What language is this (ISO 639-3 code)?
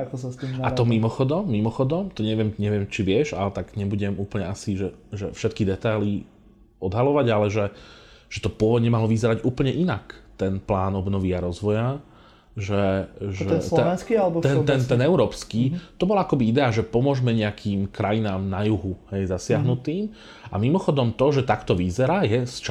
slk